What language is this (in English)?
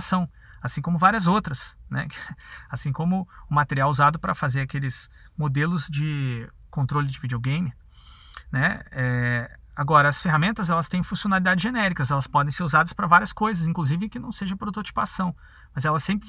Portuguese